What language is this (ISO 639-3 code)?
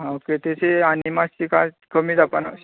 kok